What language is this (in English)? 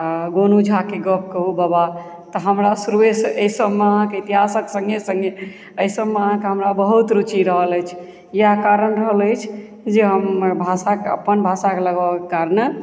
Maithili